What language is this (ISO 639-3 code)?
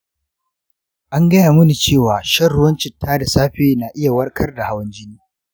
hau